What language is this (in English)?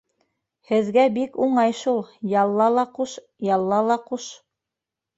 Bashkir